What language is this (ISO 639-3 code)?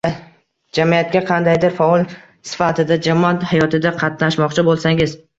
uzb